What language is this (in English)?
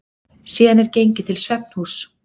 Icelandic